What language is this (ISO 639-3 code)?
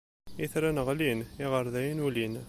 kab